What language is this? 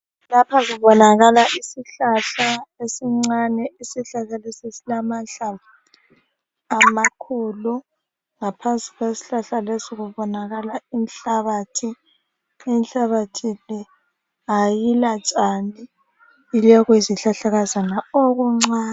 North Ndebele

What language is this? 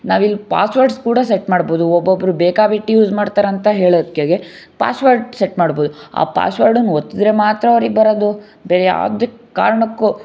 Kannada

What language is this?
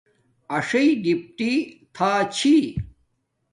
Domaaki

